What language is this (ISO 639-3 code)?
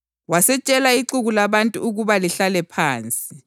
nde